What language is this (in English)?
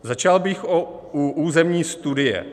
Czech